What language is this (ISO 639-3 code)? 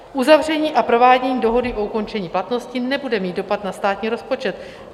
ces